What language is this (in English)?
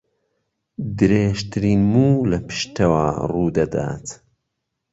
Central Kurdish